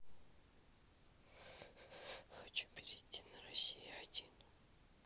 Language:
Russian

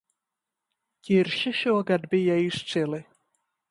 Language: Latvian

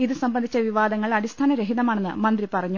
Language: Malayalam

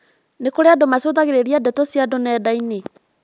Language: Kikuyu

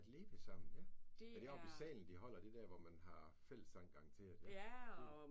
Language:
Danish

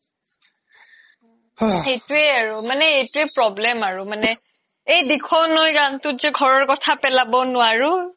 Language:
Assamese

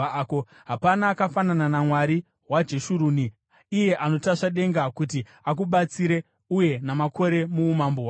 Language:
Shona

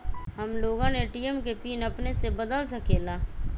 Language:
Magahi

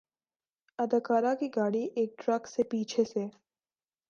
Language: Urdu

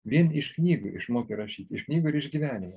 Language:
Lithuanian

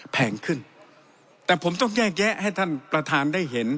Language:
Thai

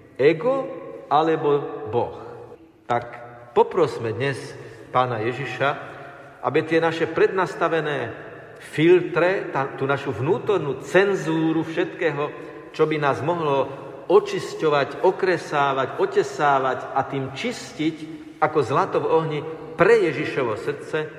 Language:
Slovak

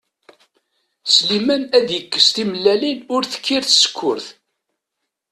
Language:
Kabyle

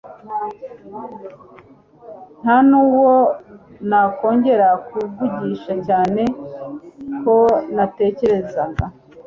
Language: Kinyarwanda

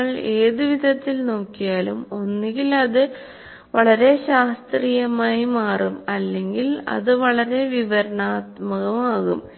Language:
Malayalam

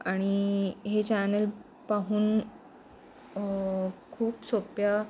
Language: Marathi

